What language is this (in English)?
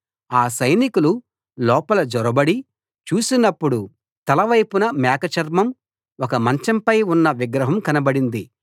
Telugu